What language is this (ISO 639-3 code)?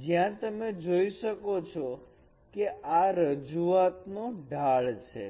guj